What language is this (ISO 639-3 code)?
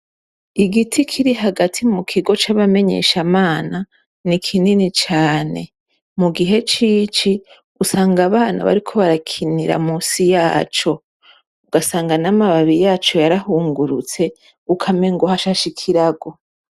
run